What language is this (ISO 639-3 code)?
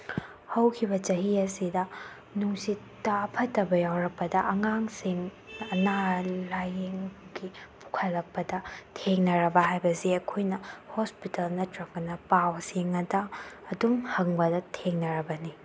mni